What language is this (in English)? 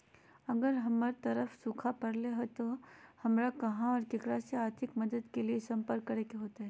Magahi